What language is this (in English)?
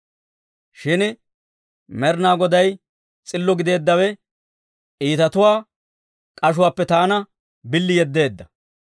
Dawro